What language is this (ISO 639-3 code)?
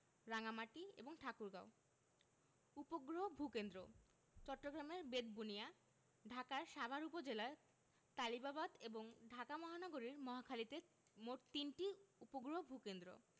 ben